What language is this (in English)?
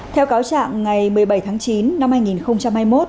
Vietnamese